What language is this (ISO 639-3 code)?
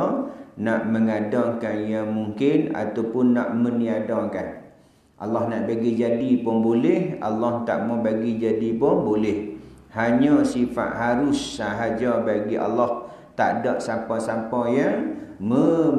msa